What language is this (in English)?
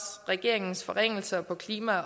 Danish